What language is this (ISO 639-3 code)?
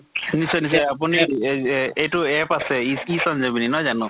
asm